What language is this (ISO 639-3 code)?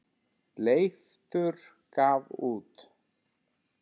isl